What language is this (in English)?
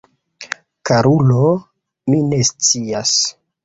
Esperanto